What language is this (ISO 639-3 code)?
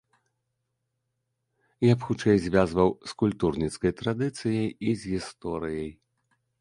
bel